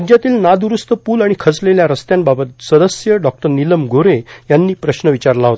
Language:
Marathi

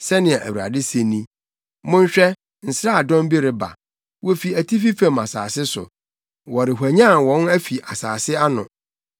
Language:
Akan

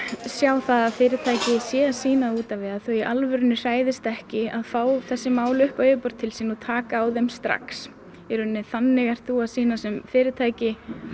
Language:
Icelandic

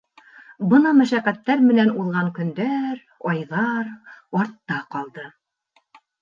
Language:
Bashkir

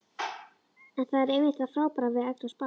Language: Icelandic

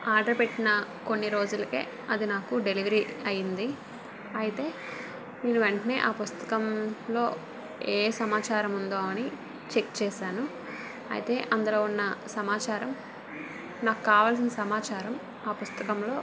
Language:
Telugu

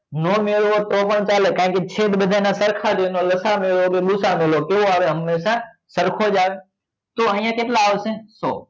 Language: Gujarati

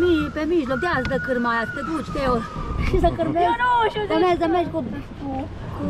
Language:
Romanian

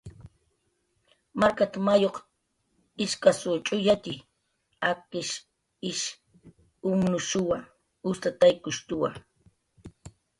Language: Jaqaru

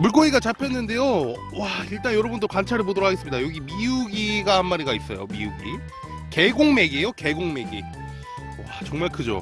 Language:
Korean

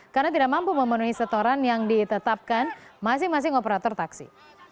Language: Indonesian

